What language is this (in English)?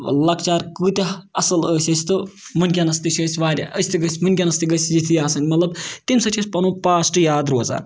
Kashmiri